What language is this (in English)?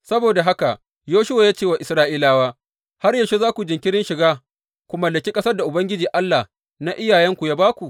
Hausa